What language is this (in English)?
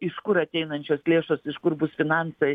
Lithuanian